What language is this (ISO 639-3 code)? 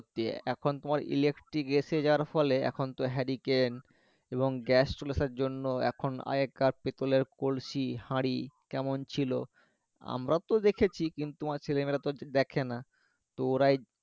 ben